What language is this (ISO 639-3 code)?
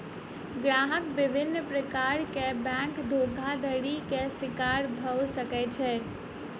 mai